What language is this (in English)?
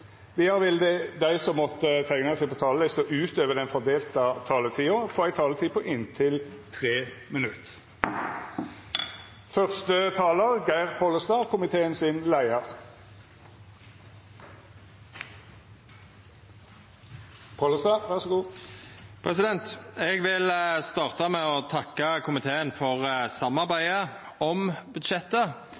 Norwegian Nynorsk